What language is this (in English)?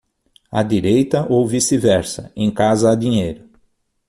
Portuguese